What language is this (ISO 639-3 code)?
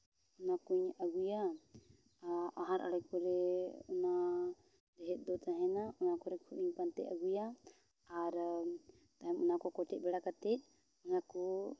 sat